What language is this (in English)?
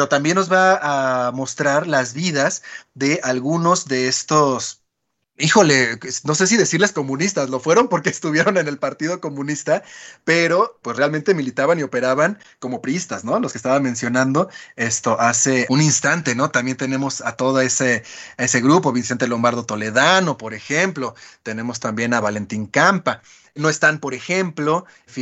Spanish